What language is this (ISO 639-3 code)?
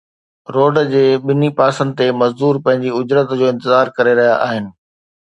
snd